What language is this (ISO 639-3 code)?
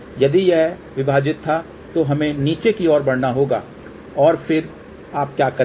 hin